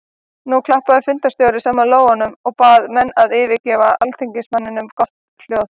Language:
Icelandic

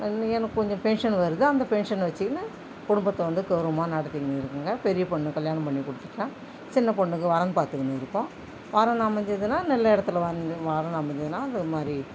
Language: Tamil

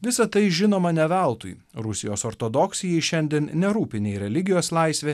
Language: Lithuanian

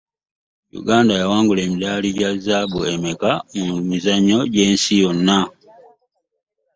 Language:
Ganda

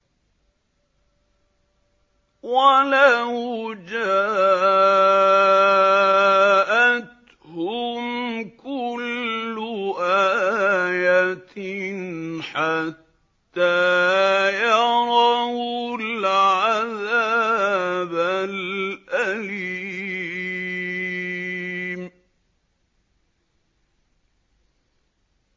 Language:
Arabic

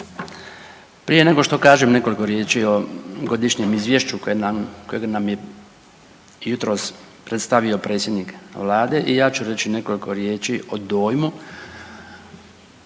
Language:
Croatian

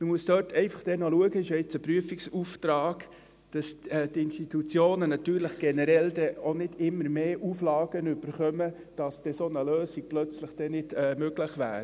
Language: Swiss German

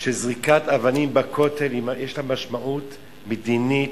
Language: Hebrew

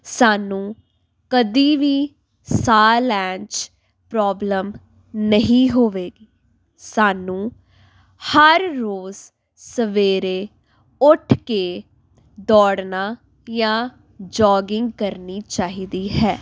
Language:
Punjabi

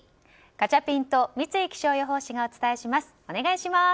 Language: Japanese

